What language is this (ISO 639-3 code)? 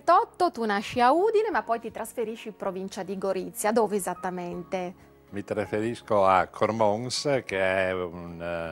ita